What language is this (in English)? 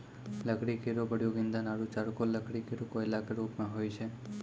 Maithili